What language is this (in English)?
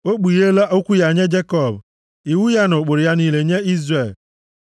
Igbo